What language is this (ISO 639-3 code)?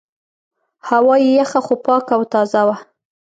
pus